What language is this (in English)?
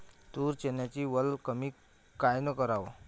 Marathi